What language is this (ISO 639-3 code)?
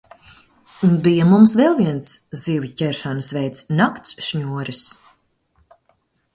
lav